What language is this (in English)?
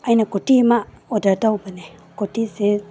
Manipuri